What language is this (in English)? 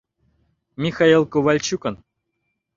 Mari